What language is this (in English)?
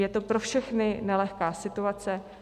Czech